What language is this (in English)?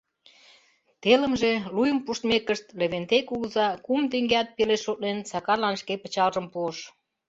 Mari